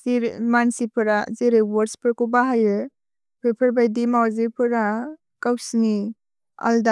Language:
Bodo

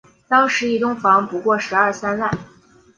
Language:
Chinese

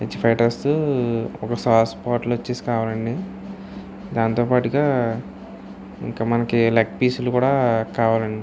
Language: Telugu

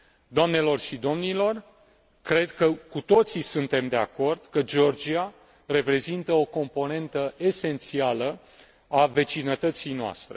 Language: Romanian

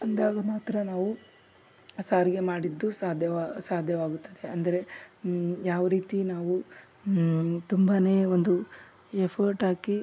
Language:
Kannada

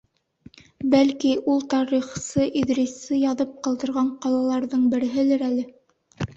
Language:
Bashkir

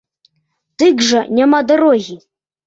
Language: Belarusian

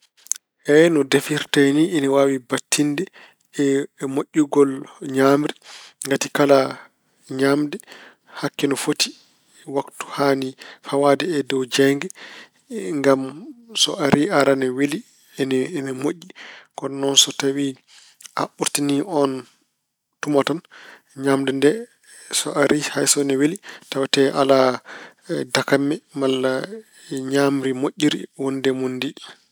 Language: Fula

